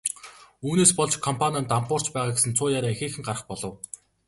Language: Mongolian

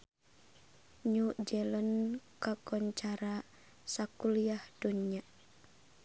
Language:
Sundanese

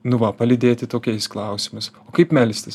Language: Lithuanian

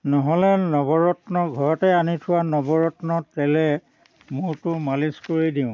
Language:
Assamese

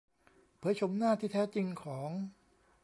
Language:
Thai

